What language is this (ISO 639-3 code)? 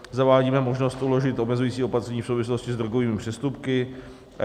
ces